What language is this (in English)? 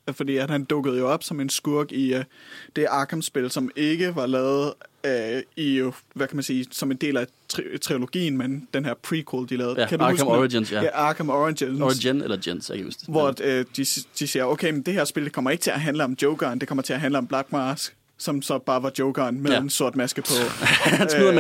Danish